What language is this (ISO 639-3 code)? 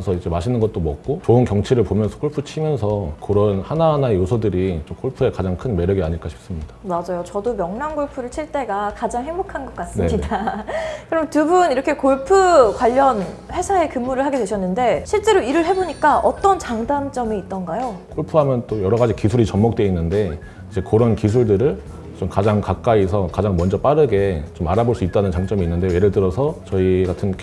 kor